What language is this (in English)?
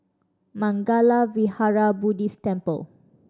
English